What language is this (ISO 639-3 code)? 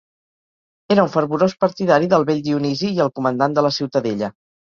cat